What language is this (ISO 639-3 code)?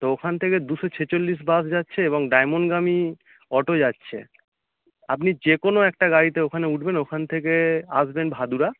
ben